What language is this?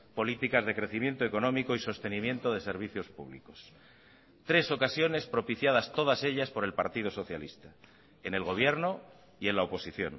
Spanish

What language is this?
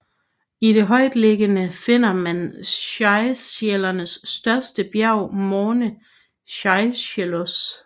Danish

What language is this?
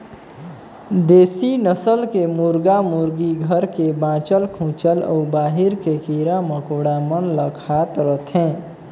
Chhattisgarhi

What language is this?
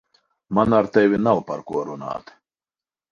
Latvian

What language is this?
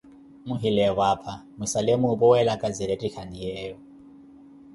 Koti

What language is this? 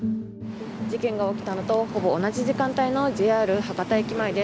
Japanese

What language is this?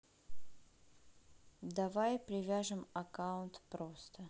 Russian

